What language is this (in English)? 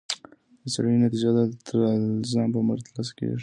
Pashto